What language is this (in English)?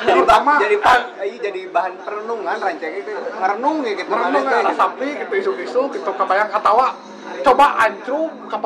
Indonesian